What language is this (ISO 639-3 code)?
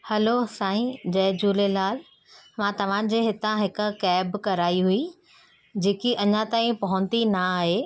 snd